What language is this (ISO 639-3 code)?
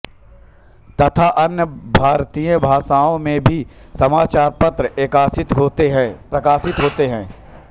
hin